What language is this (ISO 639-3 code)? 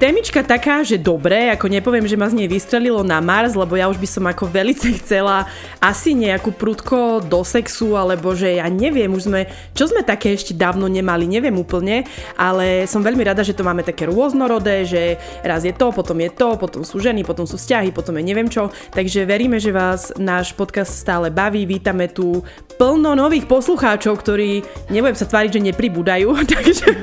slk